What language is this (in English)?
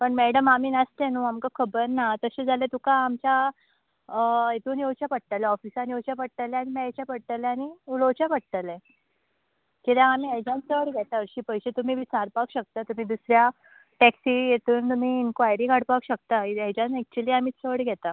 Konkani